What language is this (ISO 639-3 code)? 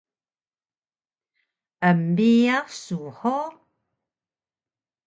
trv